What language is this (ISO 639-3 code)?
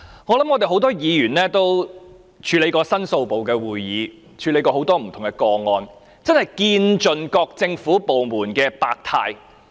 yue